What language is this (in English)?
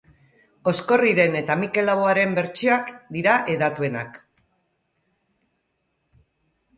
Basque